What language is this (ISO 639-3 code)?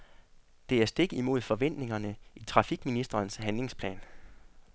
dan